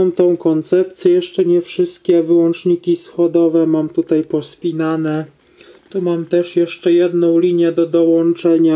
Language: Polish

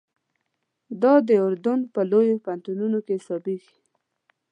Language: Pashto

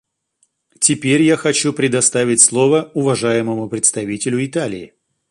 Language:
Russian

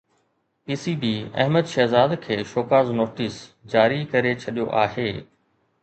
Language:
Sindhi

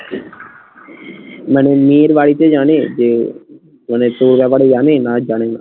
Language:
Bangla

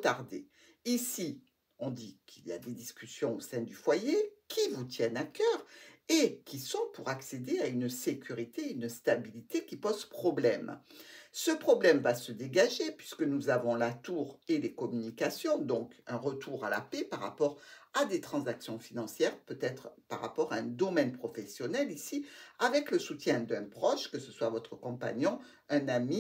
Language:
French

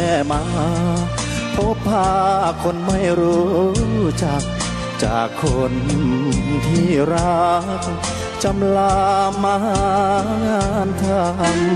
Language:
Thai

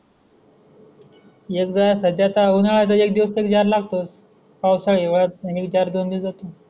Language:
Marathi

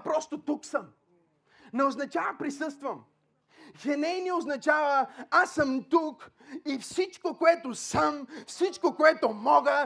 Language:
Bulgarian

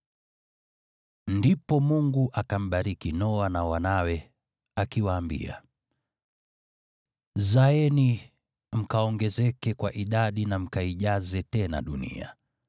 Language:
Swahili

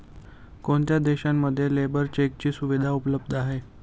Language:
Marathi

